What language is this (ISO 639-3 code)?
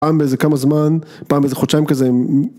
heb